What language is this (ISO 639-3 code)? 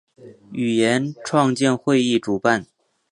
zho